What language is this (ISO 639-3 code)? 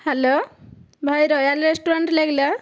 ori